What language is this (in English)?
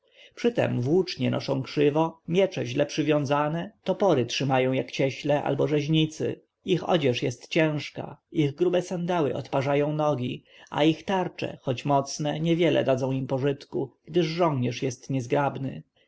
Polish